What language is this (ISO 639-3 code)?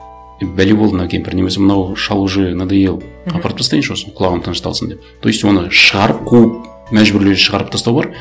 kaz